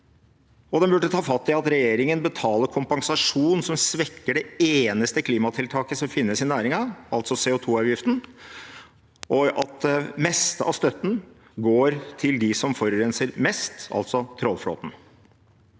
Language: Norwegian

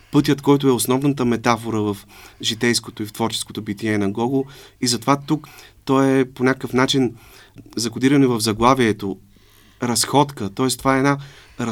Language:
Bulgarian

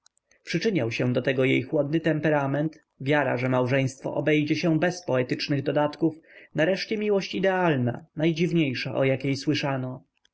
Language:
Polish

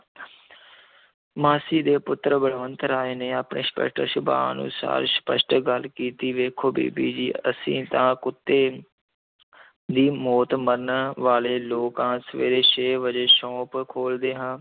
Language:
Punjabi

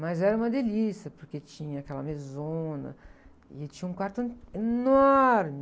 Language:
Portuguese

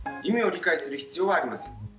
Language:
Japanese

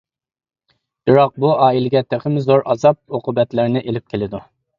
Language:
Uyghur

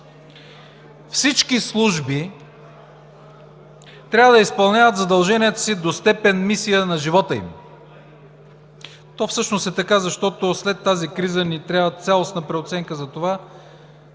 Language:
Bulgarian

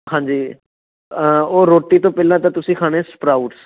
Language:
Punjabi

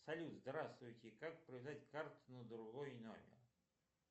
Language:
Russian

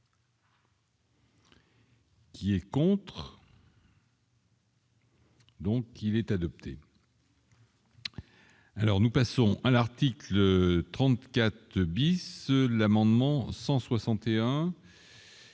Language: French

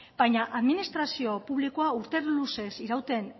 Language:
Basque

